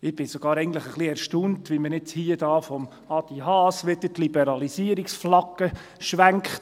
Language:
Swiss German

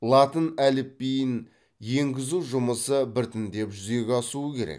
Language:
Kazakh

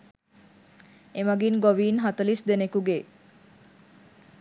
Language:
Sinhala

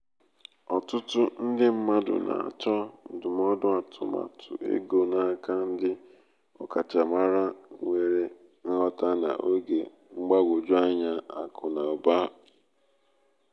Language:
Igbo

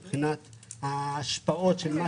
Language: Hebrew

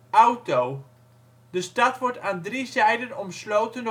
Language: Dutch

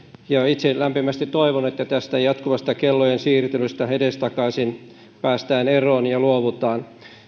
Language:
Finnish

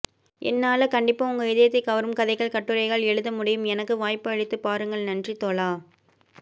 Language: Tamil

